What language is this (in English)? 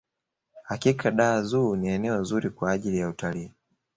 Swahili